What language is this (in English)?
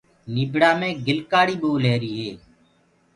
Gurgula